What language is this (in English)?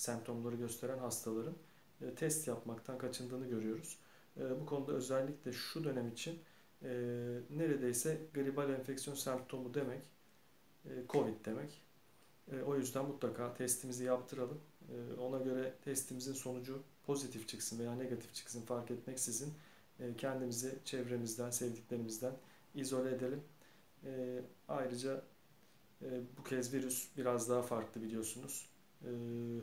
Turkish